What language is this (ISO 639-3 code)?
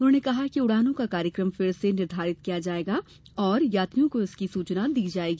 hin